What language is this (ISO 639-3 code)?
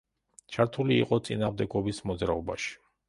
kat